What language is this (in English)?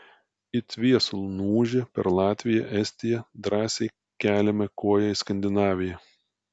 Lithuanian